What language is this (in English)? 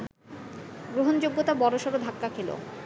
Bangla